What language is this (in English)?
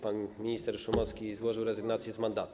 Polish